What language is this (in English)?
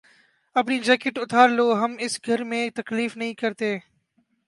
Urdu